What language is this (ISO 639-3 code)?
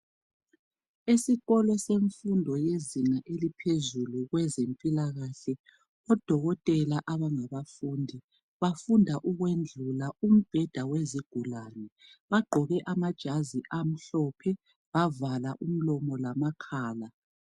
nde